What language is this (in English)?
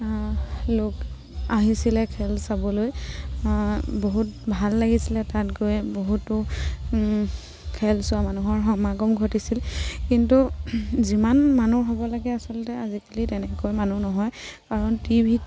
Assamese